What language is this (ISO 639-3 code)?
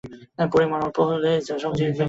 ben